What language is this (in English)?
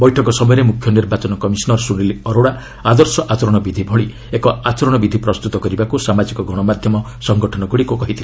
Odia